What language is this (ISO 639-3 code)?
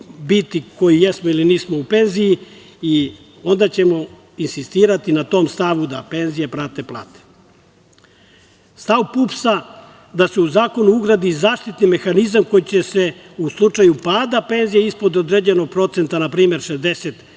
srp